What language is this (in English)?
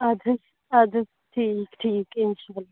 Kashmiri